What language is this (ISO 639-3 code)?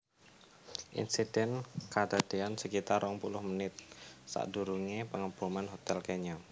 jav